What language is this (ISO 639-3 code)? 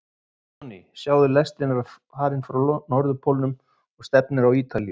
isl